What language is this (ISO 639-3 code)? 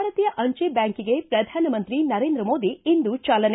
kan